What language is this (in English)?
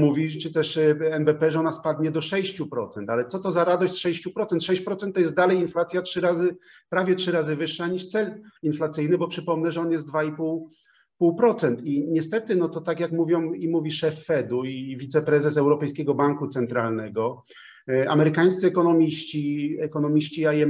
Polish